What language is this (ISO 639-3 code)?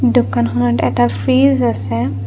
asm